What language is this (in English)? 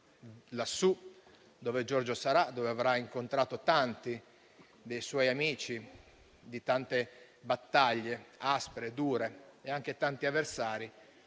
Italian